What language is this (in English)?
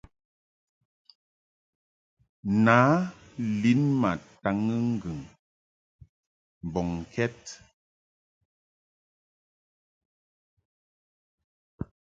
Mungaka